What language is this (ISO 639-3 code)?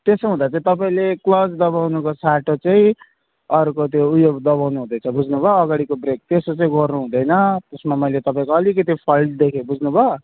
nep